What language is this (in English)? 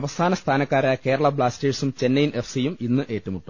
Malayalam